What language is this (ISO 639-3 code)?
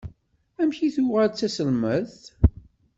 kab